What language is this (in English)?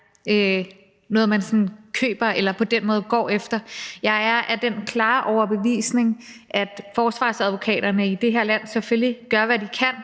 Danish